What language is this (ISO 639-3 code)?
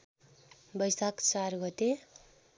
nep